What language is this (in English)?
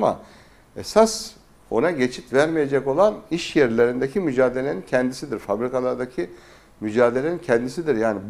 Turkish